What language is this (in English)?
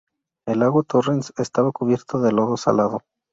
Spanish